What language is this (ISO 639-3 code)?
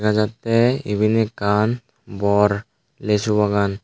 ccp